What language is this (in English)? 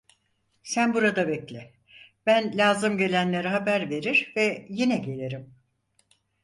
Turkish